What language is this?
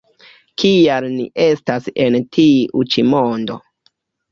Esperanto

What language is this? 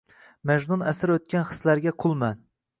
Uzbek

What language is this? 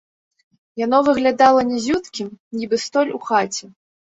Belarusian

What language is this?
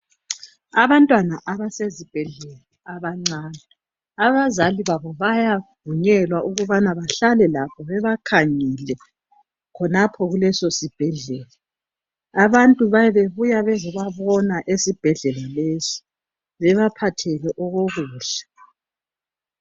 North Ndebele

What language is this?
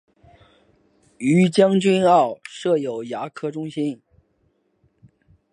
Chinese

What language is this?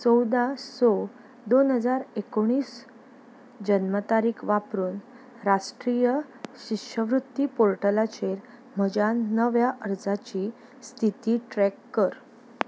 Konkani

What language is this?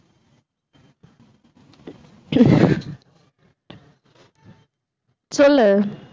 Tamil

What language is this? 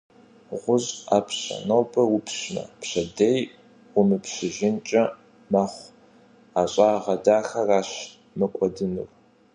Kabardian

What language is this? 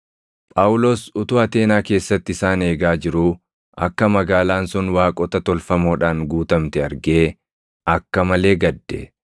Oromo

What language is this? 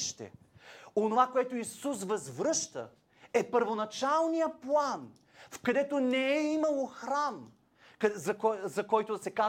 Bulgarian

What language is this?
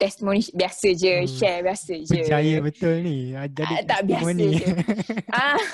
Malay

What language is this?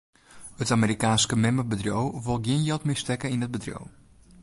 Western Frisian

